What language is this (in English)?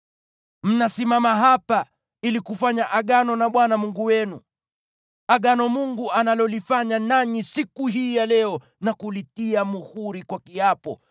Swahili